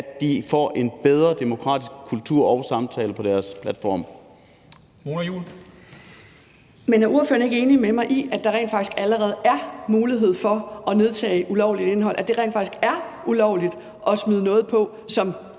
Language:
Danish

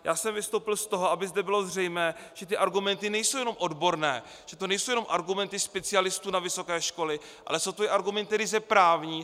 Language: Czech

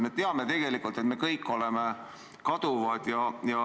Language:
Estonian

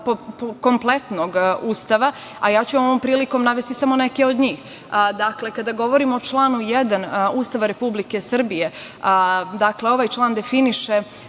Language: Serbian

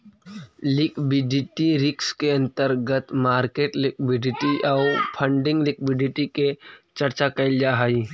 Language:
Magahi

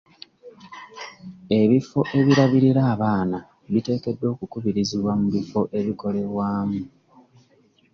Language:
Ganda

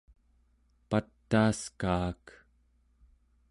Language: Central Yupik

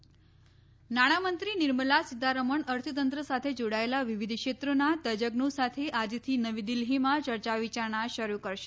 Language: Gujarati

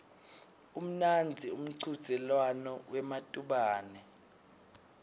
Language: Swati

